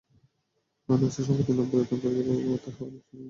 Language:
Bangla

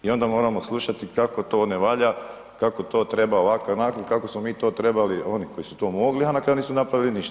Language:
Croatian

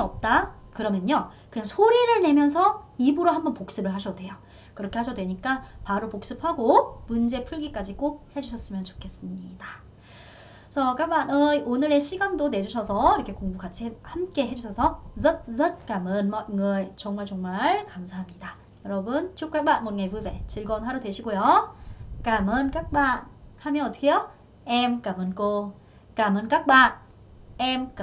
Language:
Korean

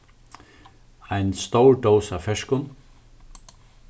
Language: Faroese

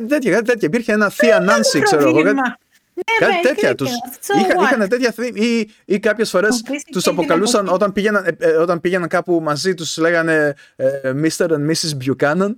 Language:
Greek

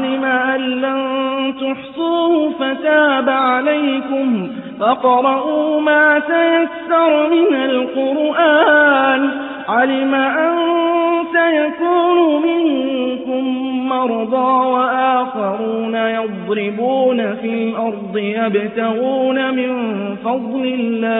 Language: Arabic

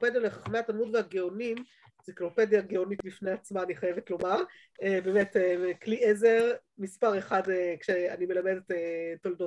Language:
Hebrew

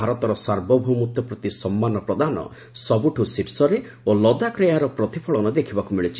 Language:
Odia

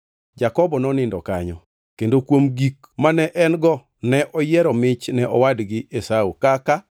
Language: Luo (Kenya and Tanzania)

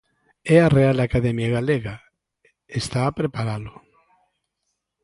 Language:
Galician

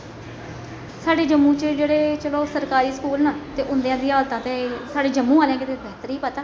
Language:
Dogri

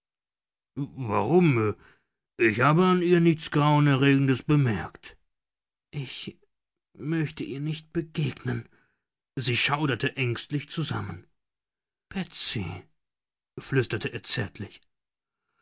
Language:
German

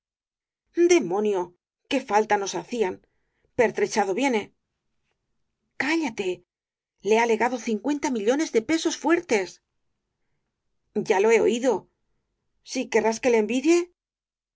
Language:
Spanish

